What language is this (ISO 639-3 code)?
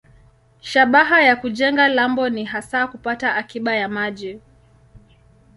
swa